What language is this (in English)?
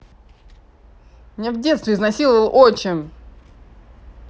Russian